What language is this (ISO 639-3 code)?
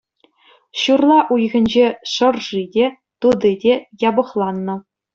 chv